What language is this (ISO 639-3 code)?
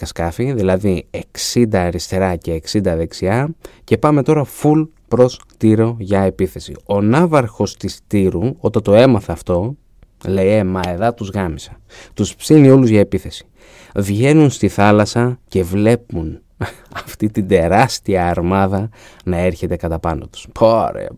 ell